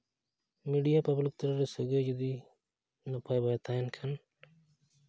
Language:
Santali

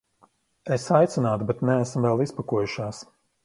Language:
Latvian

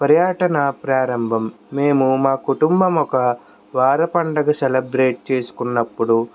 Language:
Telugu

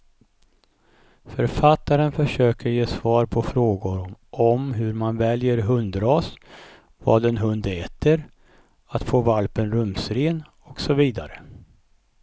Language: Swedish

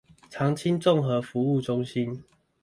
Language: Chinese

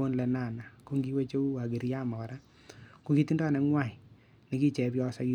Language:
Kalenjin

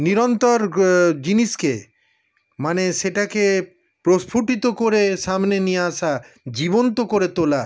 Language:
Bangla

